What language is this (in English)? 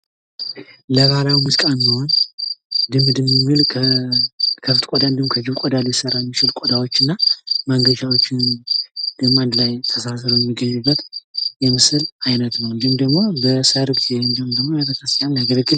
Amharic